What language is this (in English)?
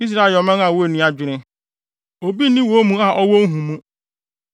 Akan